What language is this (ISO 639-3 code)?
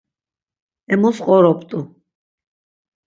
lzz